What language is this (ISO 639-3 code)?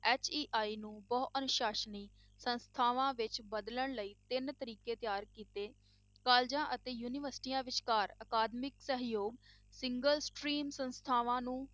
pan